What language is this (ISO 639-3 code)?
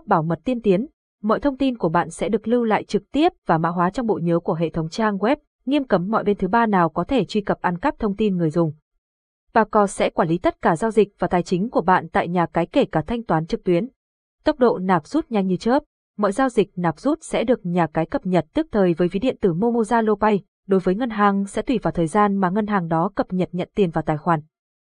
vie